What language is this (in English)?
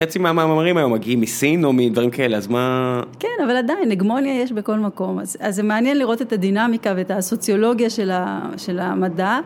Hebrew